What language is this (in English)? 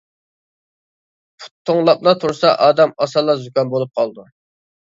Uyghur